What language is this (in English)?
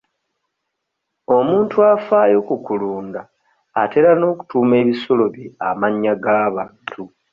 Ganda